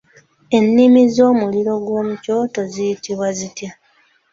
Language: Ganda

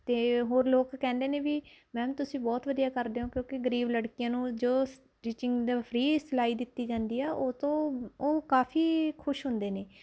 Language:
Punjabi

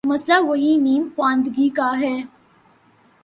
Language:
Urdu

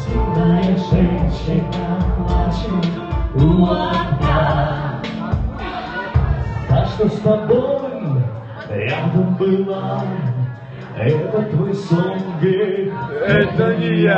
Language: Russian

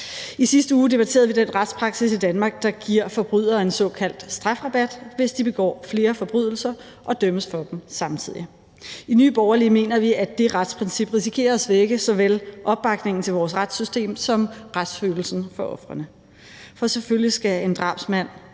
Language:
Danish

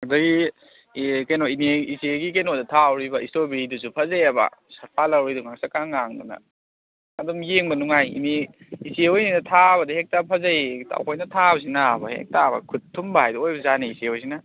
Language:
Manipuri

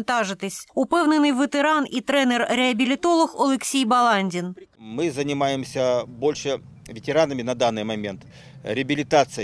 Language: Ukrainian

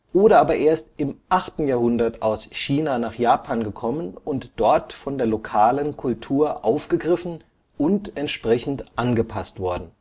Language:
German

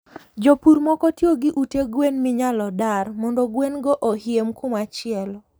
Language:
Luo (Kenya and Tanzania)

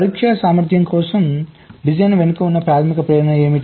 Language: Telugu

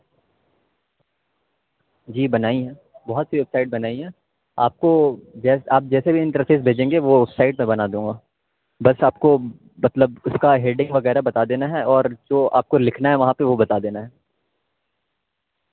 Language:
Urdu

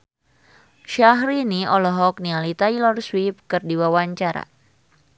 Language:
Sundanese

